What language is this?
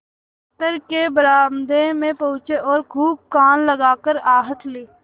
Hindi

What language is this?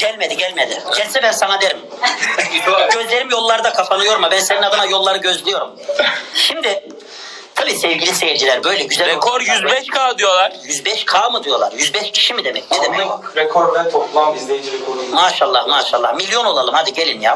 Turkish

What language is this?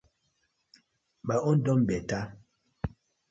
Nigerian Pidgin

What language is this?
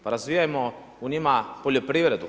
Croatian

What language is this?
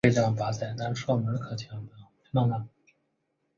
Chinese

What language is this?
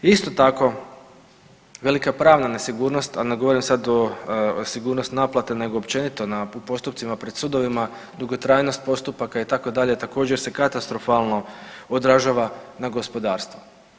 Croatian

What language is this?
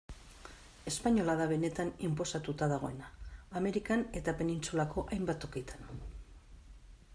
Basque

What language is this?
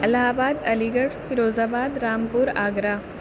Urdu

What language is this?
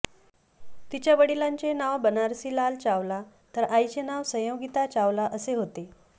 Marathi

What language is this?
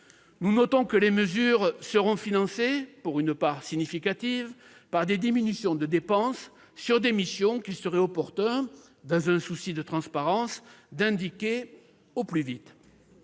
French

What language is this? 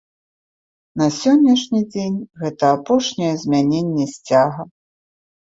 Belarusian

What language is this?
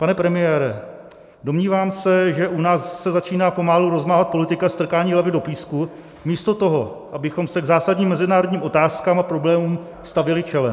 Czech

